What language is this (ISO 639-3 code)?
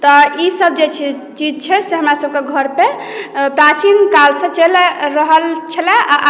mai